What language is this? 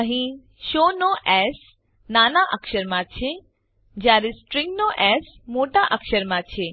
Gujarati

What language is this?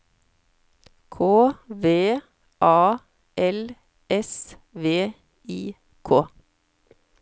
Norwegian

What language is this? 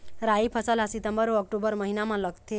Chhattisgarhi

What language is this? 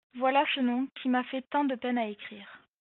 French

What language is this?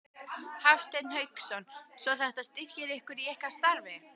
Icelandic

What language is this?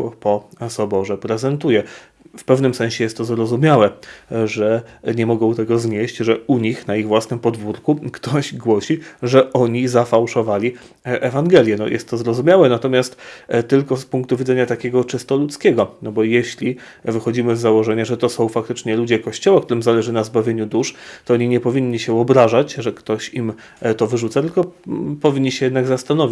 Polish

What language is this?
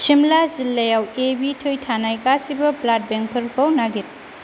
Bodo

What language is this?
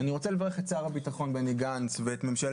Hebrew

